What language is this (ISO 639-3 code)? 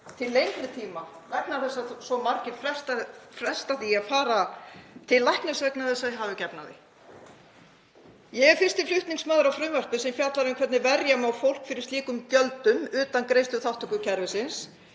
isl